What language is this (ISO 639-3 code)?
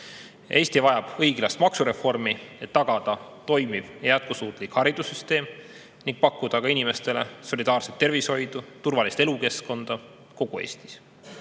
est